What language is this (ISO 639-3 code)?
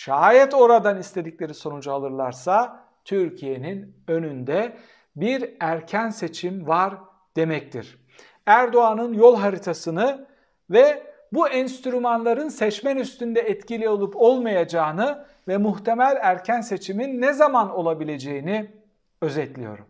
tur